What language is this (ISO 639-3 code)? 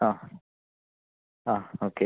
mal